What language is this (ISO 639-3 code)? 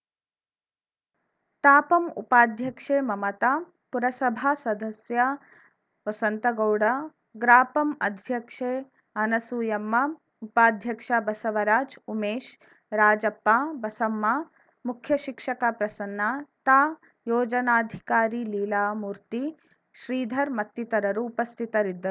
kan